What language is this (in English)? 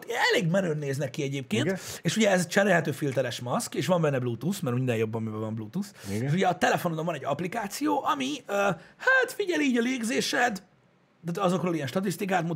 Hungarian